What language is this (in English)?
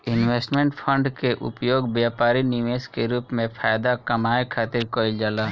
Bhojpuri